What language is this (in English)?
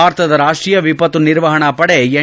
Kannada